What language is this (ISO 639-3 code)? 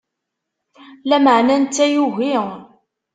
kab